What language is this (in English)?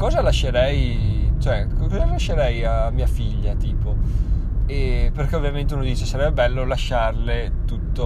Italian